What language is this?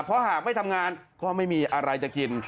Thai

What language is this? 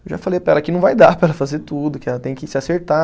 Portuguese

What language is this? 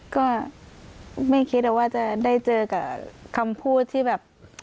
Thai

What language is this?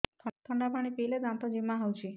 Odia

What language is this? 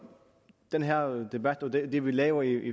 Danish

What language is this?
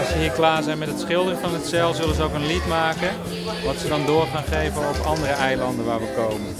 Dutch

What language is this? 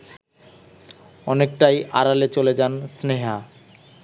Bangla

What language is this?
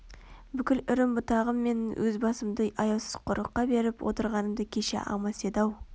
Kazakh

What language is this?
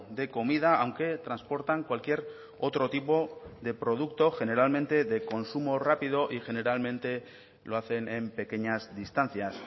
Spanish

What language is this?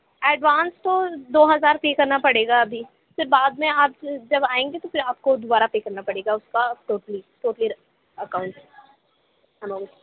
Urdu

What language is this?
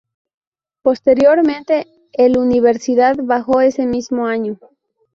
Spanish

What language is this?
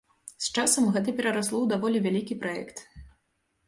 Belarusian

